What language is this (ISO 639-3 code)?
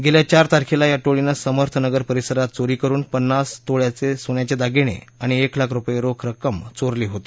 mar